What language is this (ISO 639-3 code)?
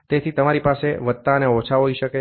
guj